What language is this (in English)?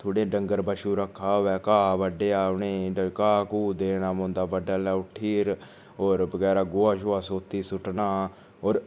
Dogri